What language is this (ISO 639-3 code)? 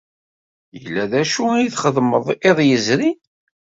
kab